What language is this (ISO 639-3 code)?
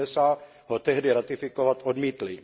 ces